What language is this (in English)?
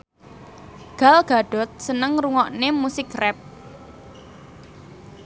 Javanese